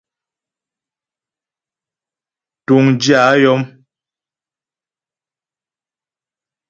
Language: Ghomala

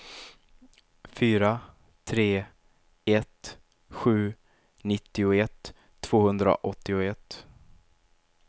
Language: Swedish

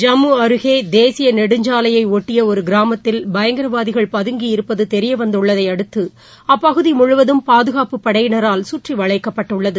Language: Tamil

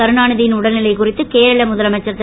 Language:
Tamil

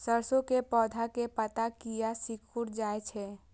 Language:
Maithili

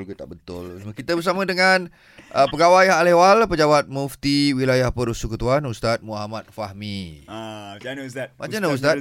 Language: Malay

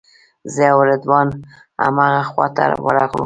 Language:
Pashto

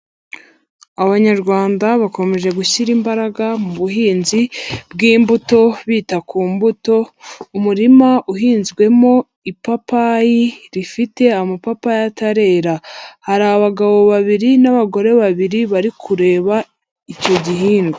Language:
Kinyarwanda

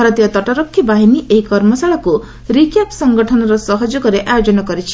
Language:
Odia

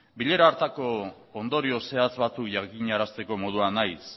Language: Basque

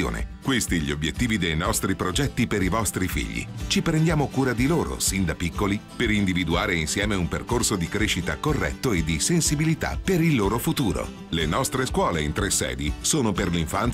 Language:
Italian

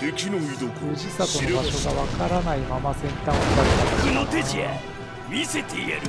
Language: Japanese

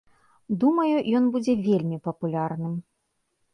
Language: Belarusian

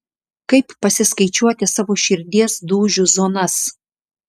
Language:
Lithuanian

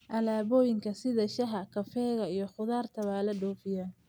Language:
Somali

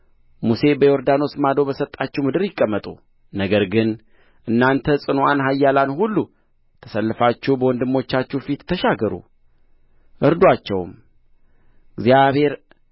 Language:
Amharic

